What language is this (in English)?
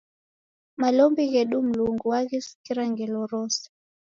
Taita